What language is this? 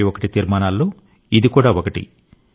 Telugu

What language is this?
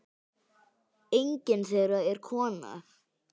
Icelandic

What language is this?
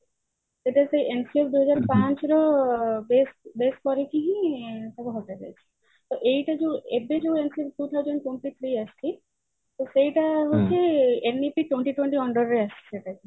Odia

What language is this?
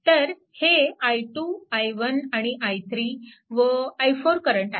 Marathi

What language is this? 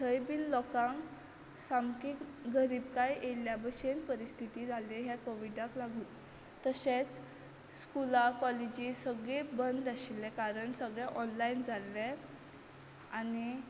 Konkani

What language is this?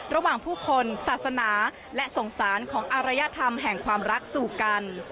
Thai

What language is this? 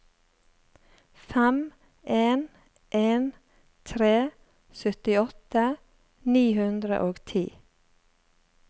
Norwegian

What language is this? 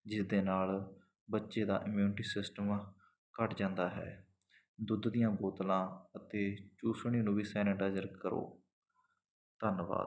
Punjabi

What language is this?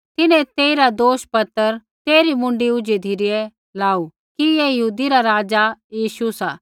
Kullu Pahari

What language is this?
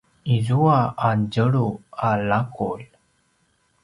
Paiwan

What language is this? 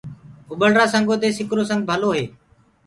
Gurgula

